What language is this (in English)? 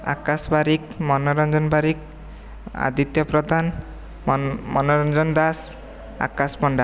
Odia